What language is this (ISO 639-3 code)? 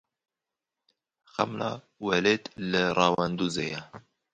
kur